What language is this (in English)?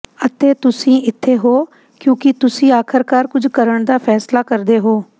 Punjabi